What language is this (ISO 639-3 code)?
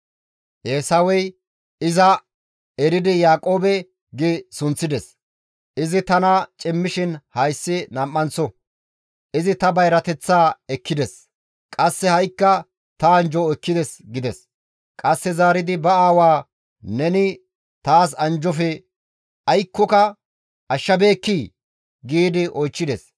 gmv